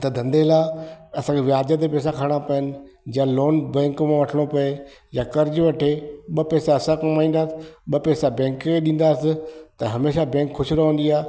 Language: Sindhi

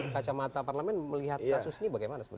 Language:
Indonesian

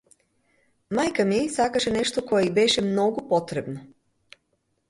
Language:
Macedonian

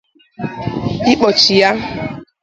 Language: Igbo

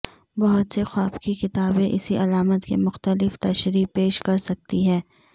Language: Urdu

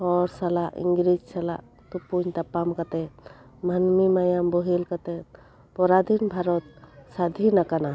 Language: Santali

